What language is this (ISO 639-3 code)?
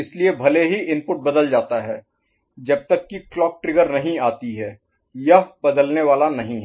hin